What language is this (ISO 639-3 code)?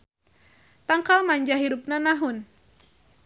sun